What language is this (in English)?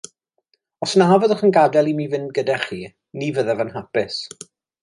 Welsh